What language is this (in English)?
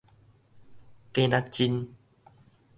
Min Nan Chinese